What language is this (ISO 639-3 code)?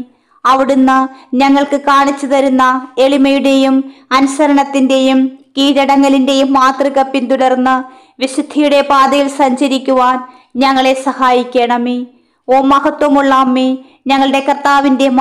mal